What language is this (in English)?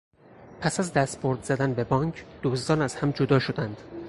Persian